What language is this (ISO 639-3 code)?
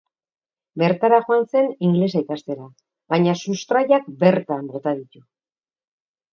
eus